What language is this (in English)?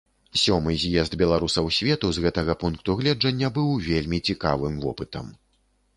Belarusian